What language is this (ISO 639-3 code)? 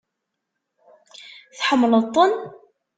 kab